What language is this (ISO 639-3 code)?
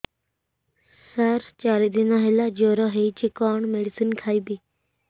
ori